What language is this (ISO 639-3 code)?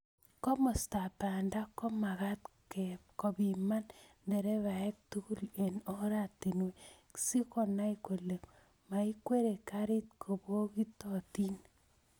kln